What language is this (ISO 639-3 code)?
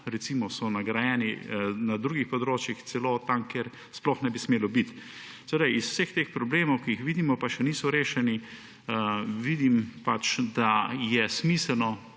slv